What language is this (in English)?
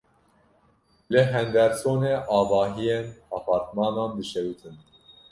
Kurdish